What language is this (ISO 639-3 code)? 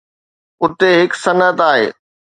snd